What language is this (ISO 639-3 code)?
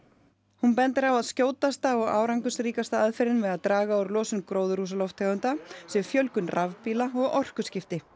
isl